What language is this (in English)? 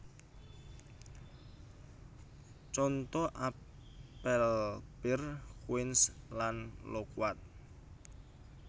Javanese